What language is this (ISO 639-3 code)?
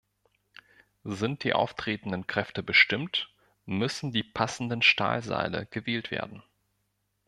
deu